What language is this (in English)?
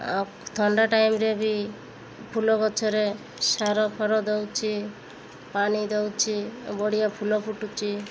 Odia